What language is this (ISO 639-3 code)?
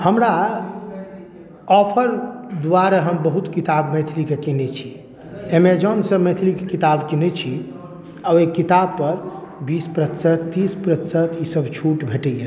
mai